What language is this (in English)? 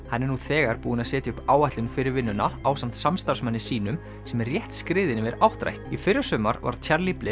Icelandic